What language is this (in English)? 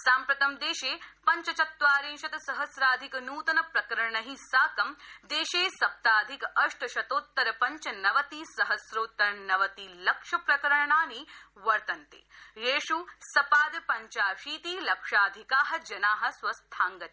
Sanskrit